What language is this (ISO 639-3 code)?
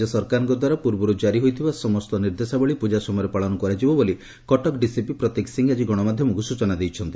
ori